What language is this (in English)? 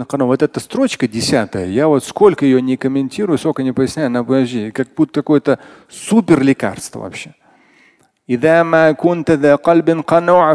Russian